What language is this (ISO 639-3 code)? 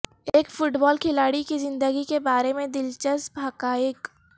urd